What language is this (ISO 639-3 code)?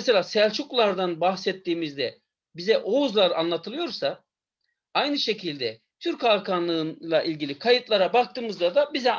tur